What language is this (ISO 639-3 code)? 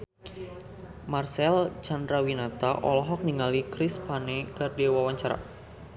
sun